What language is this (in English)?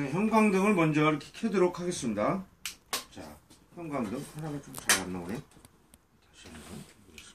Korean